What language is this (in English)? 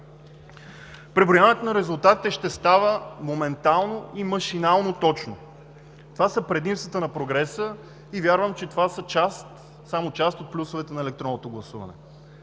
Bulgarian